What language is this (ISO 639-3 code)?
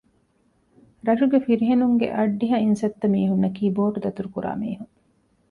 div